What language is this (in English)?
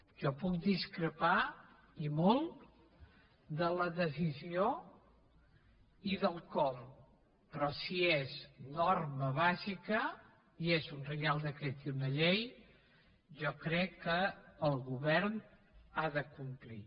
Catalan